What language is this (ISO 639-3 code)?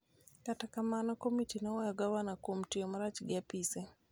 luo